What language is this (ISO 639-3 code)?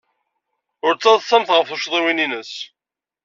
kab